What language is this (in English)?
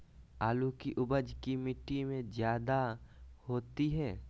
Magahi